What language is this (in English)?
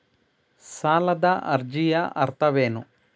Kannada